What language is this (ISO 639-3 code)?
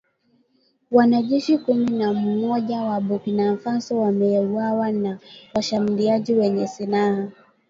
swa